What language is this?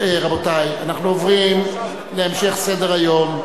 Hebrew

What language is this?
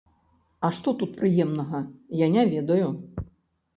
Belarusian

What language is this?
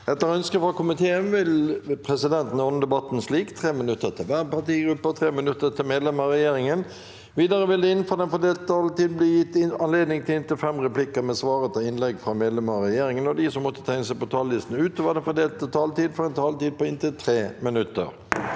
Norwegian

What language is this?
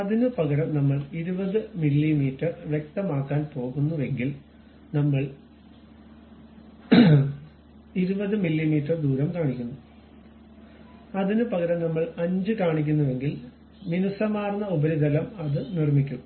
Malayalam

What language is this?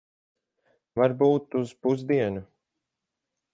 Latvian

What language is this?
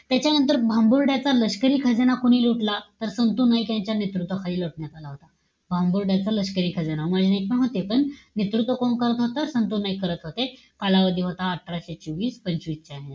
Marathi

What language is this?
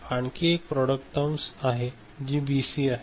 Marathi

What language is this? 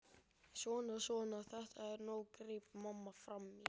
Icelandic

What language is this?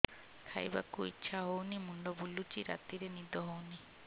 Odia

